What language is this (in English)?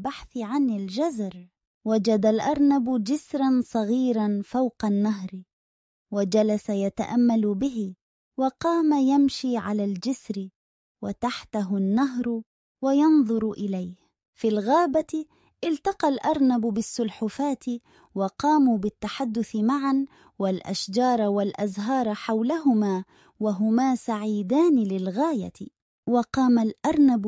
Arabic